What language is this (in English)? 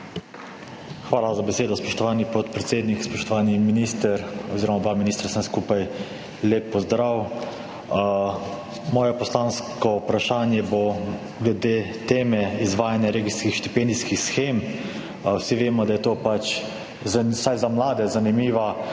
Slovenian